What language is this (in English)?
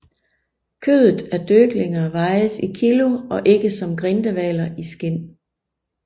Danish